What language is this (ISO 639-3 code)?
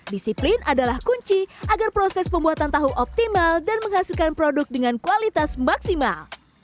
ind